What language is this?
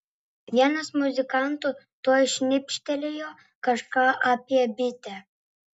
Lithuanian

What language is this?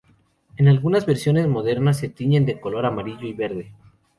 Spanish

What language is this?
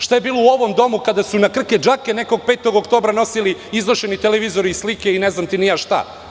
Serbian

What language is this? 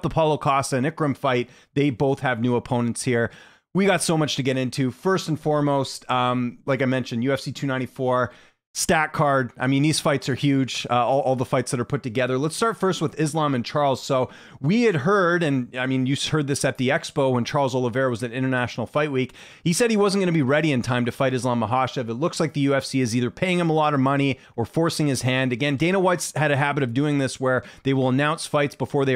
English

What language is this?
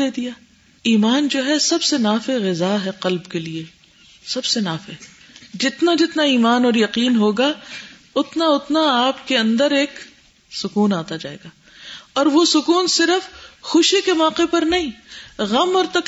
Urdu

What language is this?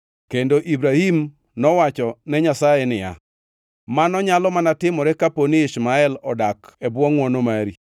Luo (Kenya and Tanzania)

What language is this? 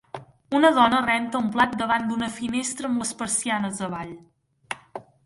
Catalan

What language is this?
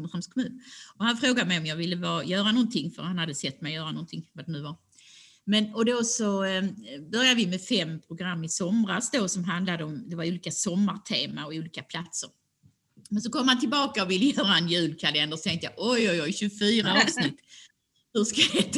Swedish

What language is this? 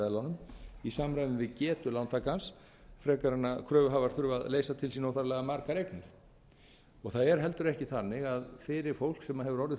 Icelandic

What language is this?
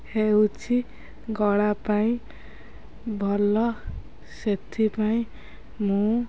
Odia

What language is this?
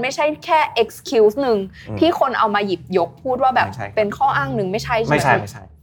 Thai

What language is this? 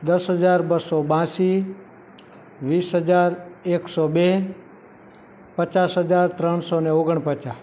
Gujarati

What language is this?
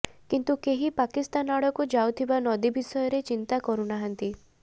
Odia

